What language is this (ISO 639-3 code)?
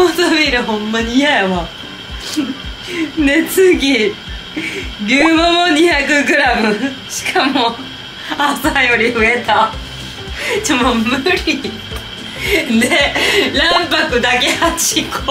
jpn